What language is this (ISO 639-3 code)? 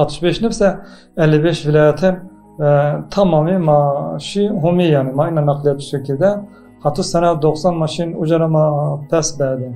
tur